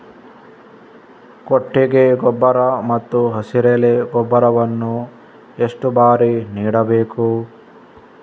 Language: Kannada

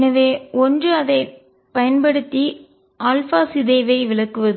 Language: Tamil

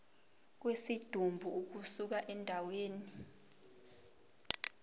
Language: Zulu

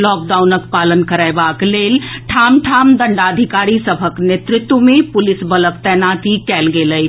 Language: Maithili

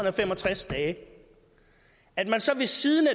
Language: Danish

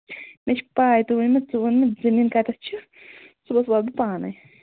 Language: Kashmiri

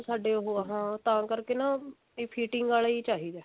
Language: Punjabi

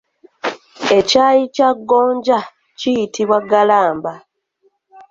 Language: Ganda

